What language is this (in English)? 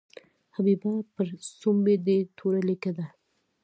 Pashto